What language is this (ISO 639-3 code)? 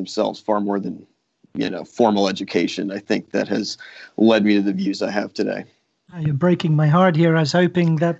eng